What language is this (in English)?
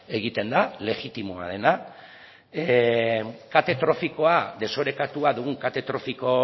Basque